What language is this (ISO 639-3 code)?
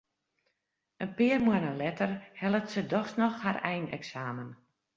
fry